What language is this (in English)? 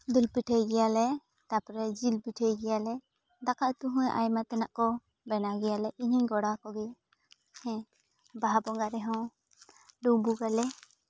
Santali